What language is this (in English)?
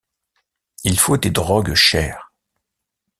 French